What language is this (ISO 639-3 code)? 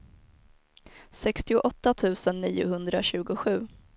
swe